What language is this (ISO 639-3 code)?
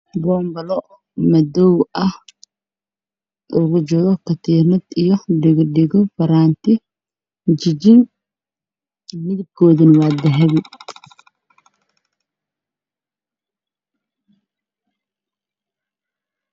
som